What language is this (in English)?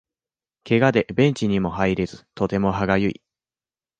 Japanese